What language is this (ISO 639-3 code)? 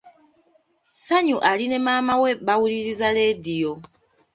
lug